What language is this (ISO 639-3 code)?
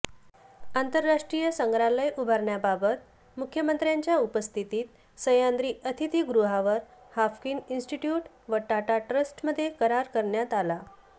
mar